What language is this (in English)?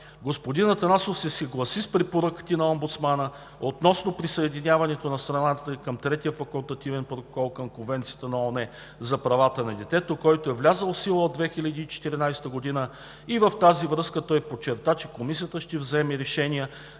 Bulgarian